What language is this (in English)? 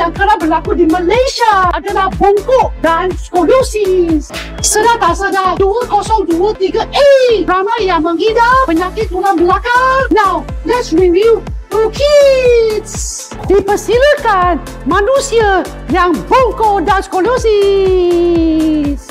Malay